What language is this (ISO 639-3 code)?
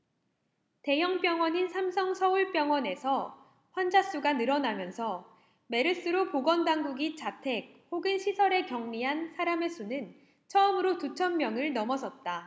kor